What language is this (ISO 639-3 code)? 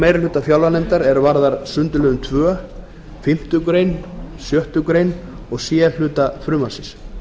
isl